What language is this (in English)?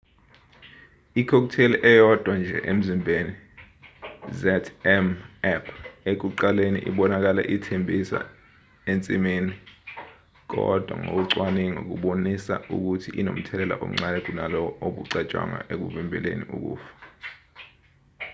Zulu